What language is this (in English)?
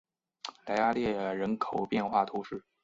Chinese